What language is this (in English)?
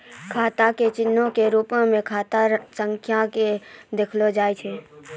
Maithili